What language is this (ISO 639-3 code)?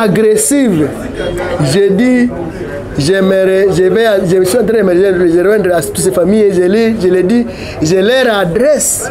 fra